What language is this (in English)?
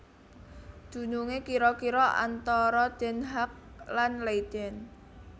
Javanese